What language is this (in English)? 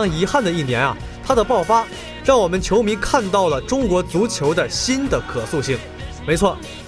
Chinese